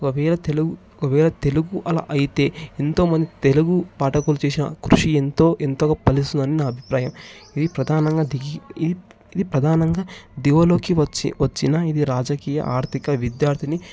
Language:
Telugu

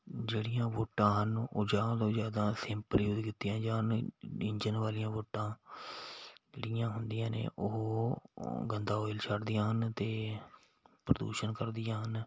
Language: Punjabi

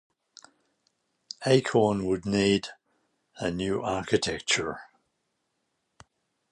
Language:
English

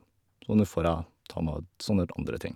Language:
Norwegian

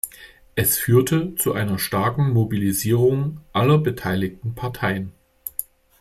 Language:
German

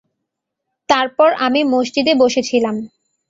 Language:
Bangla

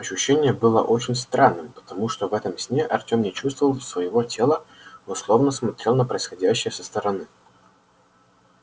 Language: Russian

